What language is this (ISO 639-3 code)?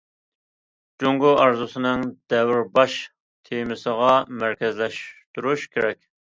uig